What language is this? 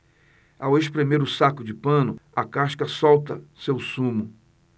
Portuguese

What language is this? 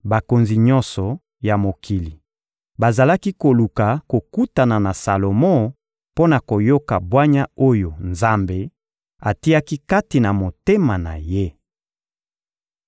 Lingala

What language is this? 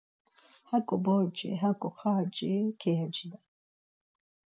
Laz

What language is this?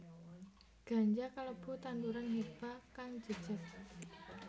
Javanese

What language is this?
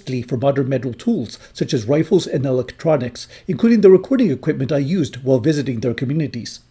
English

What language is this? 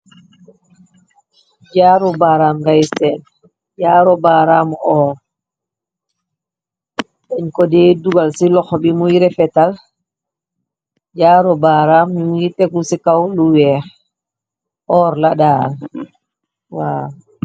Wolof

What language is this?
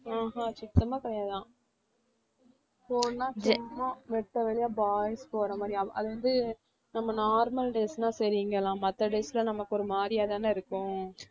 Tamil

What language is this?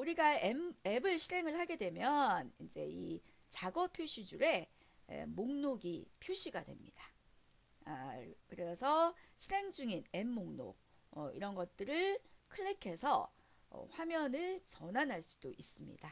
Korean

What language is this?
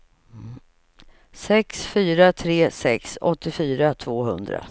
Swedish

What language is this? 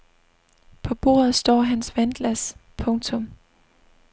Danish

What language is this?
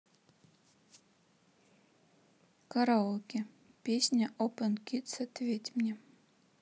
Russian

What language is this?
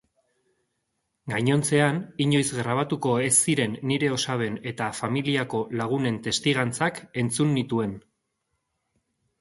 Basque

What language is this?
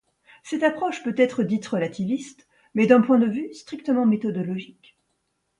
French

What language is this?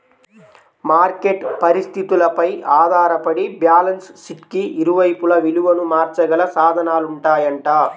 Telugu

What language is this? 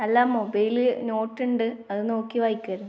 Malayalam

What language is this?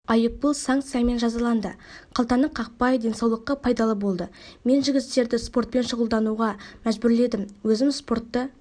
Kazakh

